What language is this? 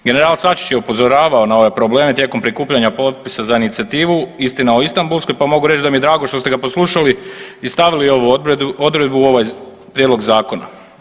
Croatian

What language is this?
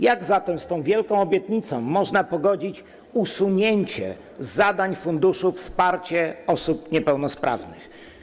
Polish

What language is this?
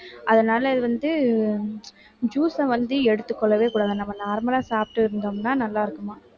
Tamil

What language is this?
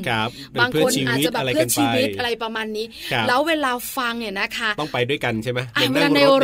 Thai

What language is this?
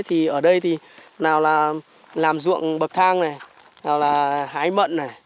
Vietnamese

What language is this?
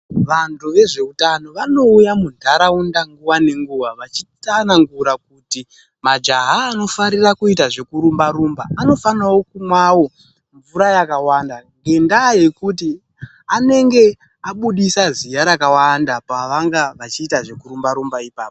Ndau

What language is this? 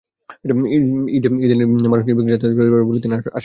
Bangla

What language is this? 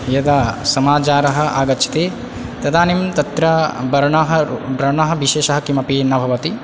Sanskrit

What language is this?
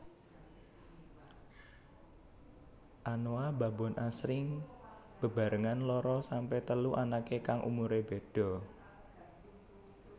Javanese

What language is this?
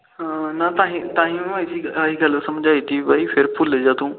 Punjabi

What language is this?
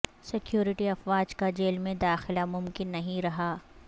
Urdu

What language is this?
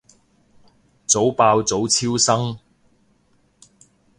Cantonese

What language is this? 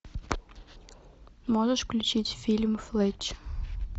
Russian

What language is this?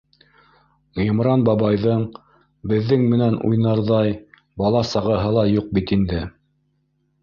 Bashkir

